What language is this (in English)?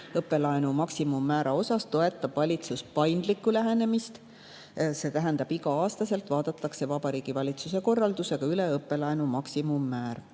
Estonian